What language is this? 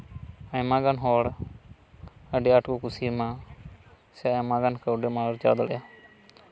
Santali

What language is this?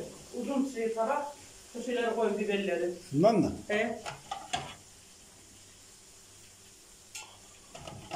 Turkish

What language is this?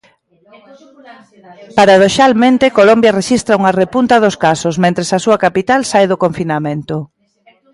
Galician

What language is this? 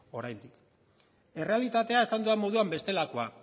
Basque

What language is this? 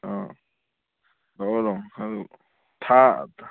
Manipuri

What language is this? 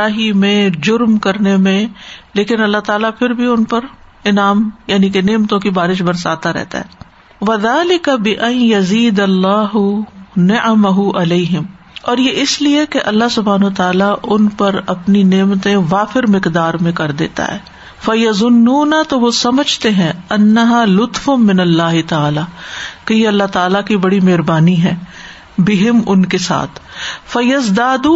Urdu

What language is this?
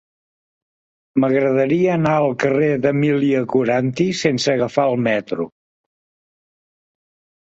Catalan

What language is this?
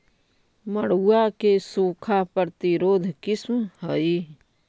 Magahi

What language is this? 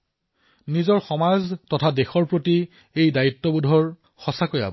Assamese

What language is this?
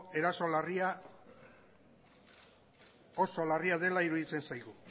Basque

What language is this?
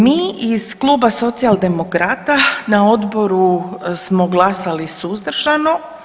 Croatian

